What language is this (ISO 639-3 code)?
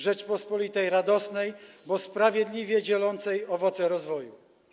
pol